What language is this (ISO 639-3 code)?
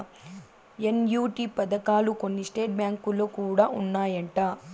tel